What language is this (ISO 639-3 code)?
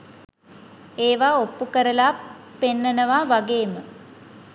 sin